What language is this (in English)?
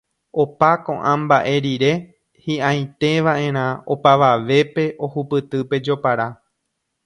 Guarani